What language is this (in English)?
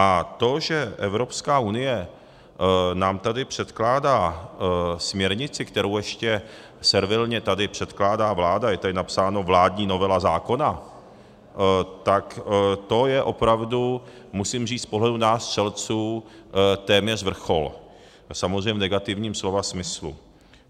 Czech